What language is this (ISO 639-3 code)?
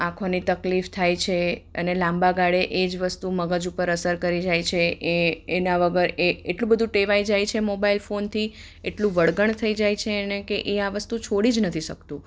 guj